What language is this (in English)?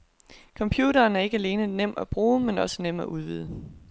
Danish